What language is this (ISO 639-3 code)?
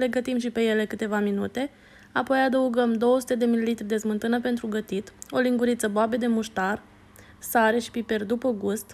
ron